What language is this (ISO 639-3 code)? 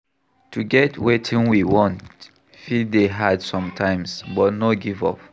pcm